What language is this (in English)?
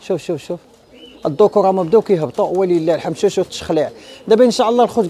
Arabic